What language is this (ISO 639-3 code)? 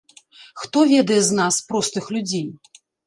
bel